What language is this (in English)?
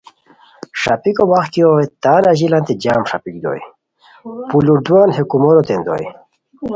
Khowar